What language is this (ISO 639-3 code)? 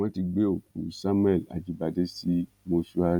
yor